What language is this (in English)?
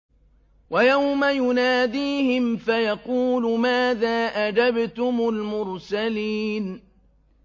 Arabic